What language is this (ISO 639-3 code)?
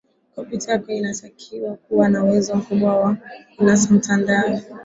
swa